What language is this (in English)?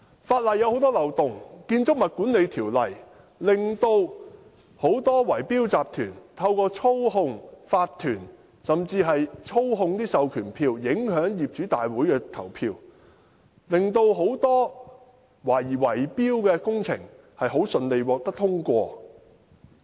Cantonese